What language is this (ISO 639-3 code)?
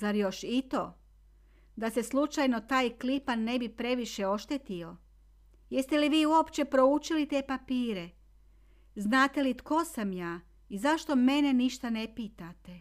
hrv